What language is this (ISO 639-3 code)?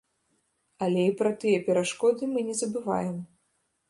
bel